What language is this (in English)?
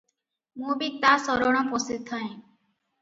Odia